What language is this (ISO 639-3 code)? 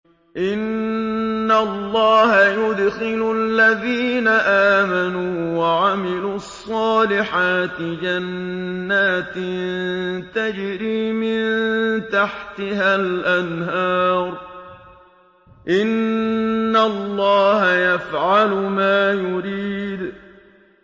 ara